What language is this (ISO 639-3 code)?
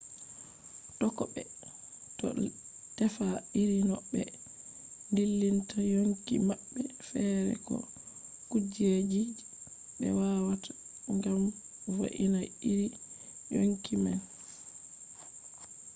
ful